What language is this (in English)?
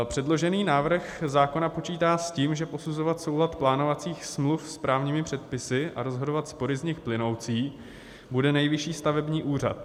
Czech